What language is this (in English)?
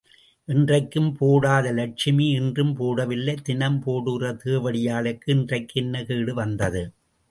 Tamil